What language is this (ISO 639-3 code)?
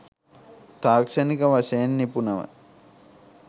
sin